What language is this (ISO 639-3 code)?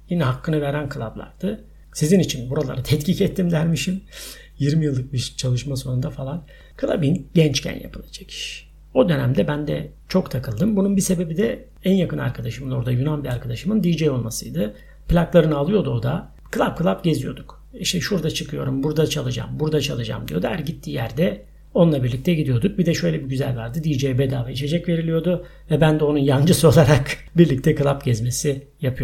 tur